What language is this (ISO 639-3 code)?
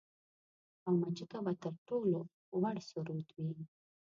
pus